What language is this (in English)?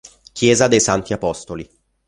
Italian